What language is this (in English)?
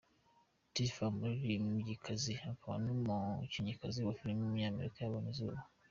Kinyarwanda